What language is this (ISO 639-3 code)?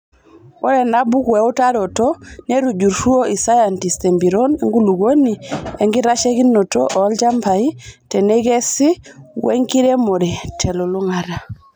mas